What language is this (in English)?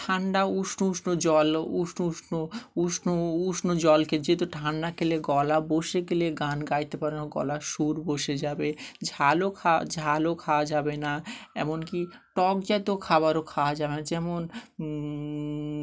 Bangla